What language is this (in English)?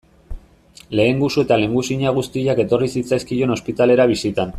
Basque